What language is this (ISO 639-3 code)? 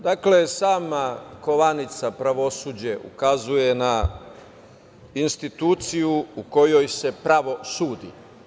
srp